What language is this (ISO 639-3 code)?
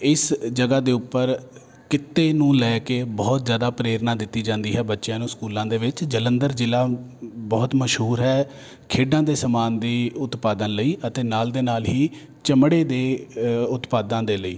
pan